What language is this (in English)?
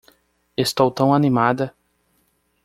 Portuguese